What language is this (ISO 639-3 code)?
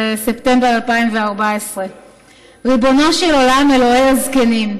heb